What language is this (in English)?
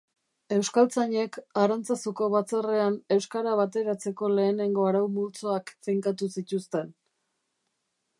Basque